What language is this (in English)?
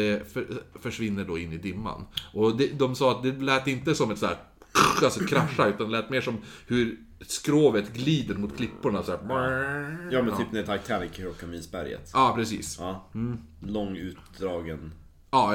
Swedish